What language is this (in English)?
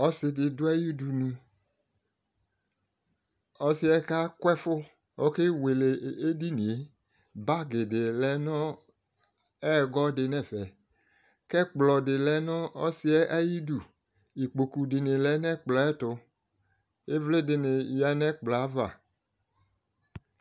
Ikposo